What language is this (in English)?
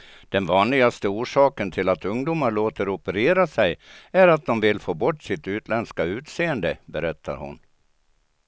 Swedish